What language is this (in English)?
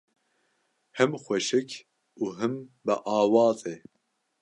Kurdish